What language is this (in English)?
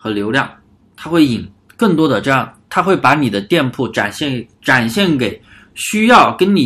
Chinese